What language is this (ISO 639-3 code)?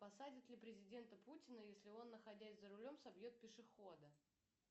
rus